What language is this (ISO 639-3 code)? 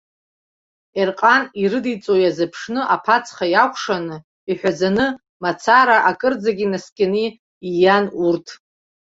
abk